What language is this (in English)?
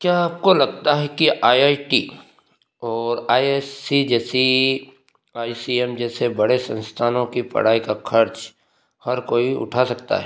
Hindi